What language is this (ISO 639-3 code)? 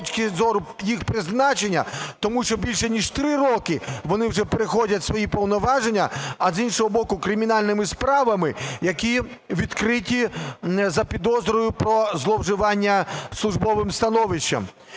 ukr